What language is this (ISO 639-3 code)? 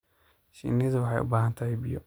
som